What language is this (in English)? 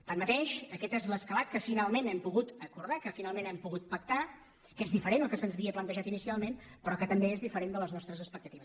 Catalan